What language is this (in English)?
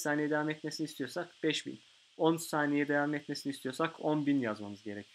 Turkish